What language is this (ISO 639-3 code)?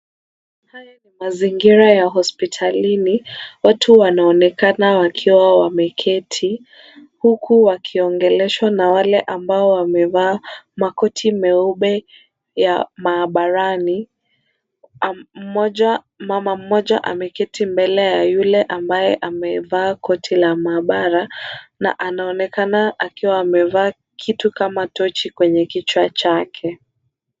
swa